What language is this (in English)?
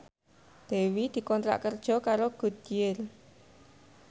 Javanese